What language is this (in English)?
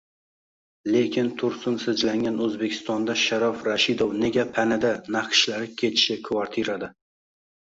Uzbek